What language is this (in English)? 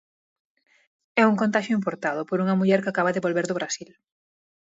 Galician